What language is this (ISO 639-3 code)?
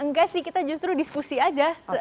ind